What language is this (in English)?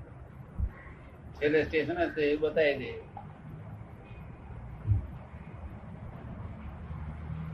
Gujarati